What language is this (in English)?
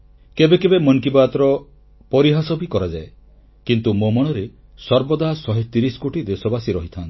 Odia